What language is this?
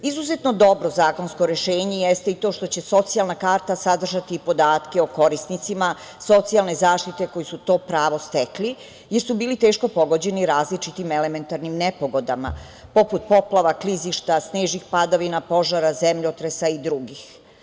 Serbian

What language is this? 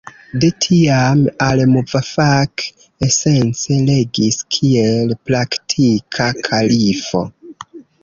Esperanto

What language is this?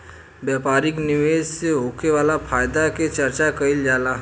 Bhojpuri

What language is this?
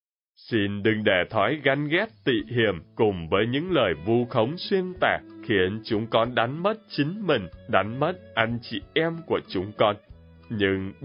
Vietnamese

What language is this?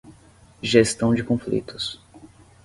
Portuguese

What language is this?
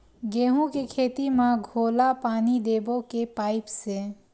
Chhattisgarhi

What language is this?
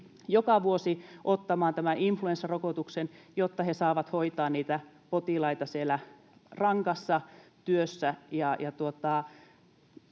Finnish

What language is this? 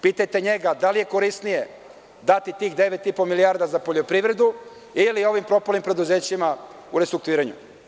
Serbian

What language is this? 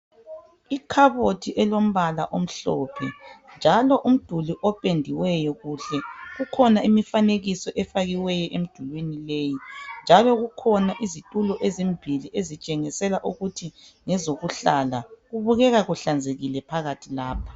North Ndebele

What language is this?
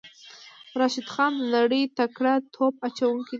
Pashto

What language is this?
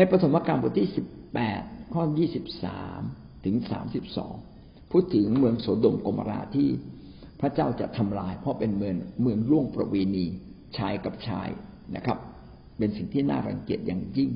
Thai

